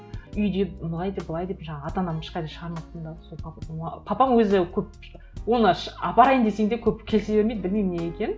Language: Kazakh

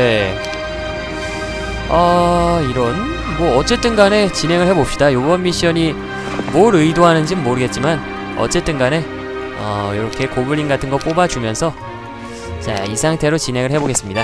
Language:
Korean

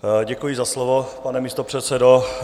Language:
Czech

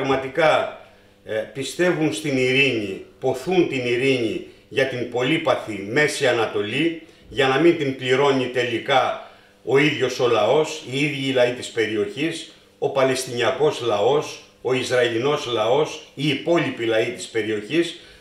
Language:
Greek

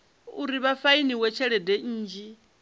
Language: Venda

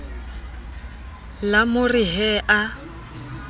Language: Southern Sotho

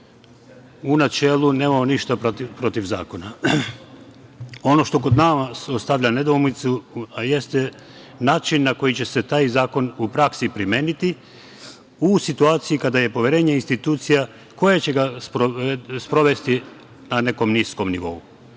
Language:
Serbian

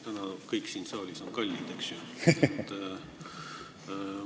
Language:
Estonian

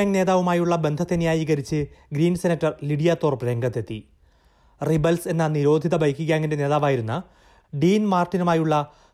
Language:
Malayalam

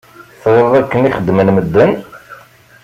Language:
Kabyle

